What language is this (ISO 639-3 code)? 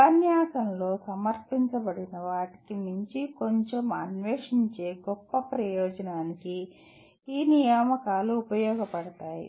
tel